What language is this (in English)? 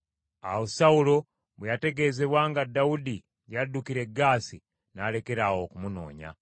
Ganda